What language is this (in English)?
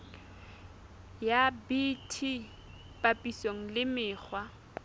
Southern Sotho